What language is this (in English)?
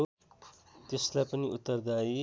Nepali